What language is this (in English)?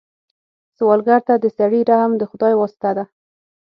Pashto